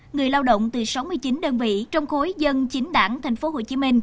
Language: Vietnamese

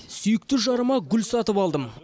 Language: Kazakh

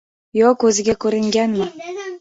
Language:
Uzbek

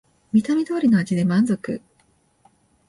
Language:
Japanese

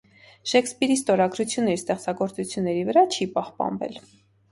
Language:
Armenian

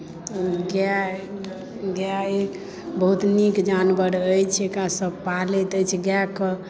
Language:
Maithili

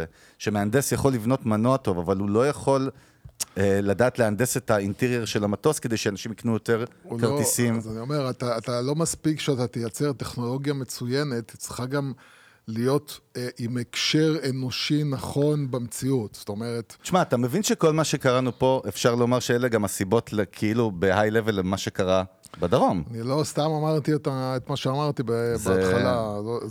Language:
Hebrew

